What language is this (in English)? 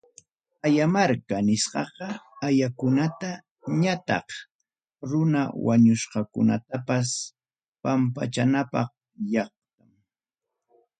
Ayacucho Quechua